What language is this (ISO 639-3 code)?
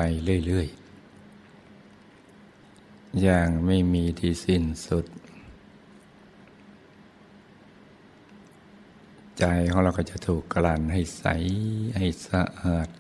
tha